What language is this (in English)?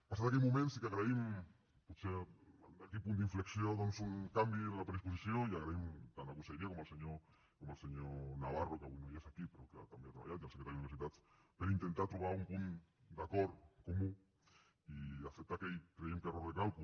Catalan